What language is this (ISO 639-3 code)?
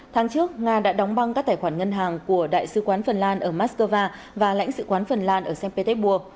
vie